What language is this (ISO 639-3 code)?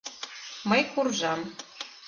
chm